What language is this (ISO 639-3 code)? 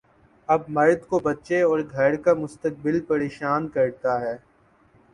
urd